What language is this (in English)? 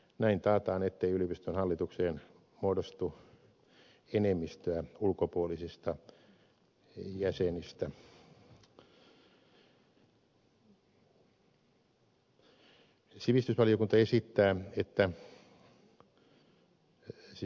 Finnish